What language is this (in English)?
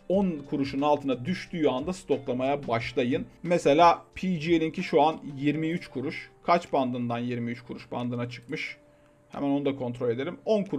Turkish